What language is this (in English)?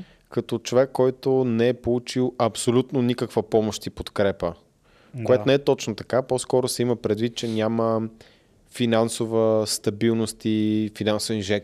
Bulgarian